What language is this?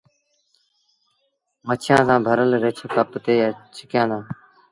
Sindhi Bhil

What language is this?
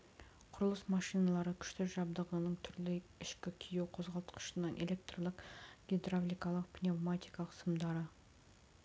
Kazakh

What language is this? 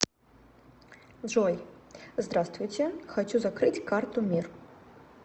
Russian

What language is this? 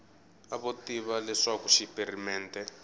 Tsonga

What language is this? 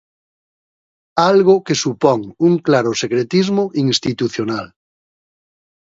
Galician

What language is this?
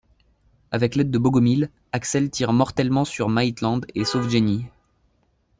French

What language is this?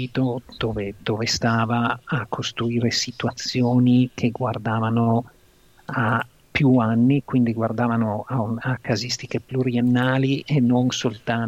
Italian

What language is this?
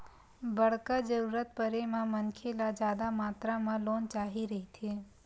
Chhattisgarhi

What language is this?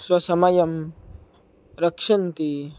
Sanskrit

